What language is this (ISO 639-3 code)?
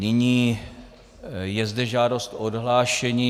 ces